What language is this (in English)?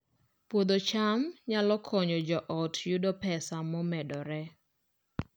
Luo (Kenya and Tanzania)